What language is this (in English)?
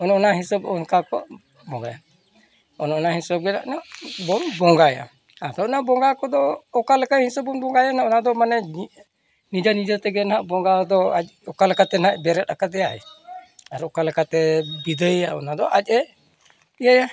Santali